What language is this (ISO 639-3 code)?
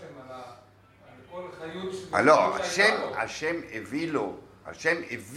heb